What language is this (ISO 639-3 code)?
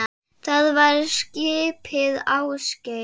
isl